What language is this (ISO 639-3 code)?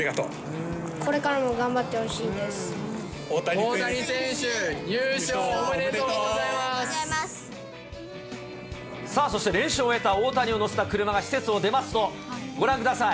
jpn